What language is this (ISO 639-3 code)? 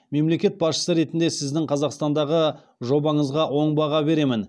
kaz